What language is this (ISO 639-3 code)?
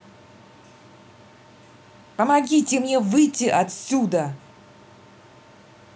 rus